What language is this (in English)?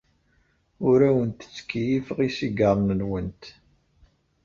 Kabyle